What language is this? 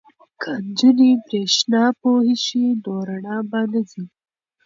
Pashto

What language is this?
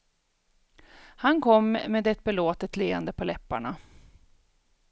Swedish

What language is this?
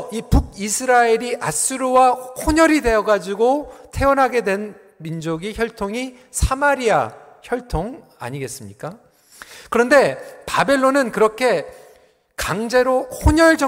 Korean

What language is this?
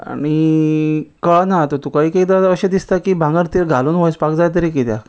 Konkani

